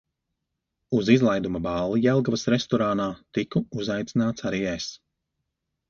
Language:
Latvian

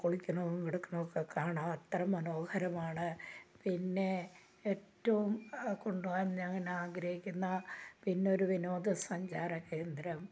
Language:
Malayalam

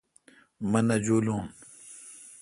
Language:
Kalkoti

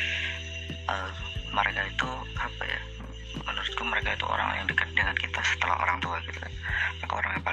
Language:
Indonesian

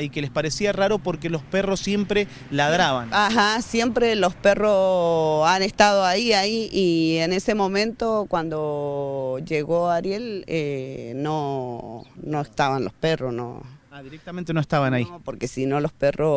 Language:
Spanish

